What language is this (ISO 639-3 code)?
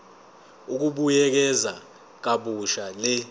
zul